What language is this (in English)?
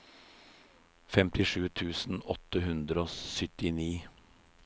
Norwegian